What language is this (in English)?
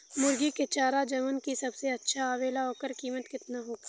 Bhojpuri